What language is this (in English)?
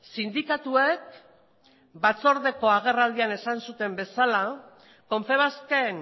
Basque